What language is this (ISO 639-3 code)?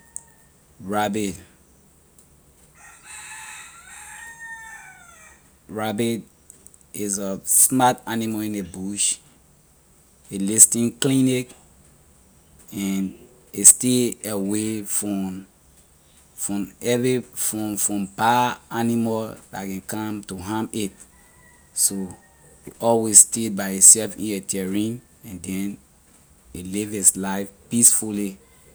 lir